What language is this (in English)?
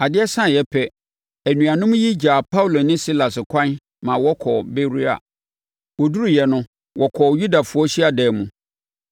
Akan